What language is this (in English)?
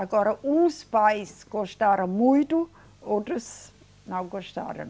Portuguese